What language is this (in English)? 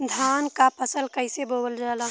Bhojpuri